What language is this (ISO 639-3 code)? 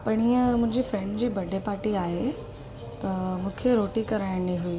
snd